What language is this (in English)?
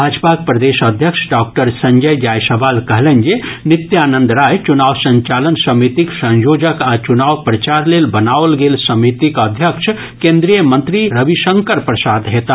Maithili